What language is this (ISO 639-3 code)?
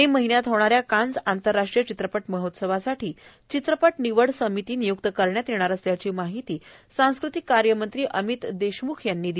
mar